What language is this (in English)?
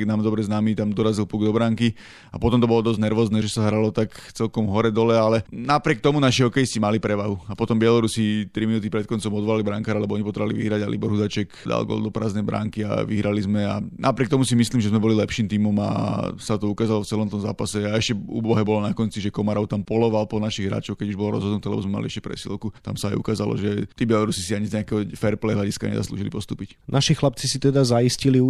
Slovak